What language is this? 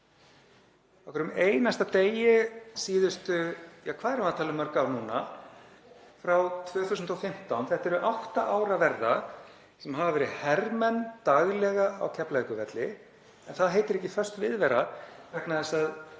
Icelandic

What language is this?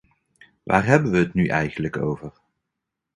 Dutch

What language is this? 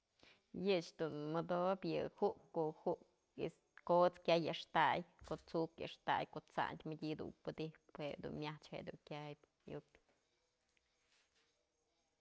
Mazatlán Mixe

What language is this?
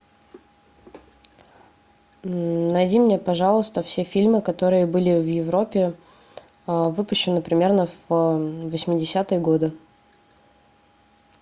Russian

